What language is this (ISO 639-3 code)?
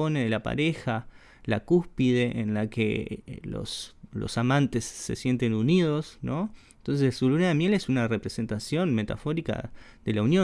spa